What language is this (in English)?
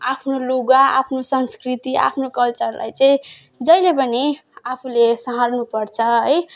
Nepali